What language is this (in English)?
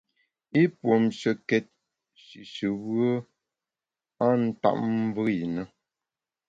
Bamun